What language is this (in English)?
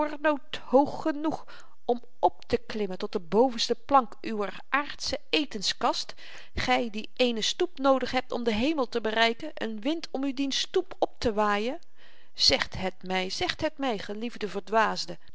Dutch